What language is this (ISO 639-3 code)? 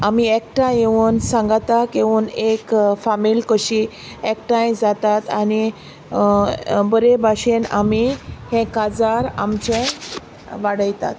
kok